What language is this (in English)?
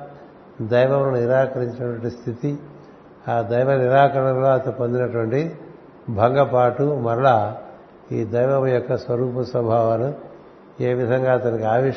Telugu